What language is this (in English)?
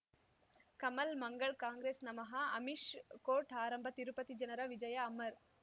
Kannada